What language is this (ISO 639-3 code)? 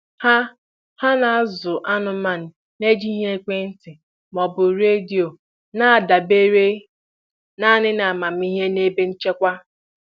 ibo